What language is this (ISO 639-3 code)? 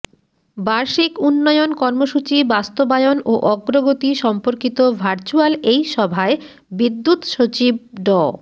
ben